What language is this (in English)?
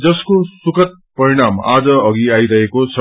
Nepali